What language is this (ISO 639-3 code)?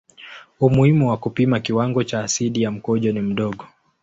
swa